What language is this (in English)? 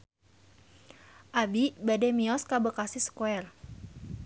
Sundanese